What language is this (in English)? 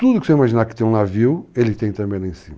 Portuguese